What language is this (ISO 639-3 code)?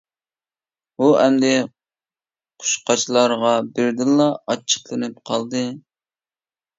uig